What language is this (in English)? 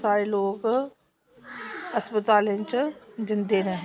Dogri